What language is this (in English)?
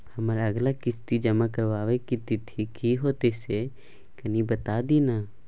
Maithili